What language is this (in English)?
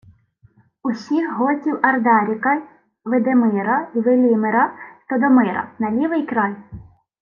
Ukrainian